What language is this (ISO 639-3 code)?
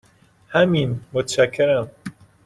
fas